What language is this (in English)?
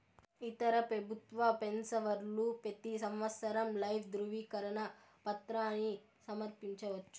Telugu